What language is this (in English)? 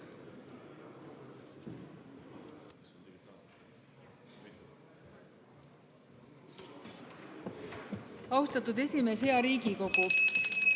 Estonian